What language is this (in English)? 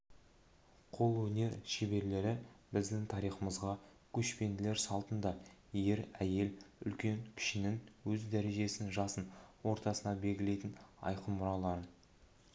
Kazakh